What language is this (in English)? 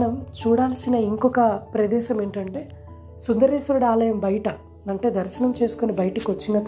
Telugu